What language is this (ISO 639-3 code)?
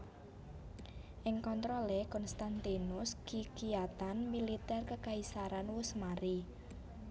jav